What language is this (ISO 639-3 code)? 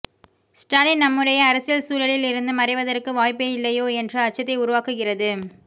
tam